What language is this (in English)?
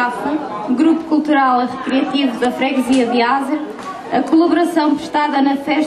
Portuguese